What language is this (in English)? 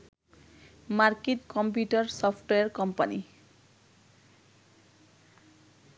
Bangla